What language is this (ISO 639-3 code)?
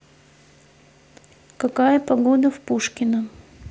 rus